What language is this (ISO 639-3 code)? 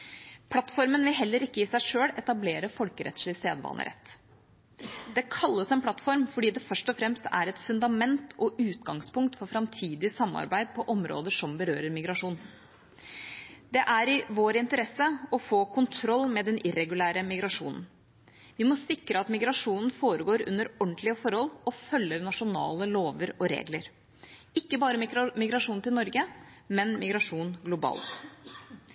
nob